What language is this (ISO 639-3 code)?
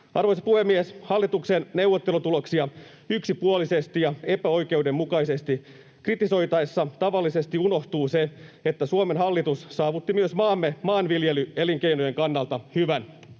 fin